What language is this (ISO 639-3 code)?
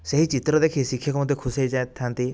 ori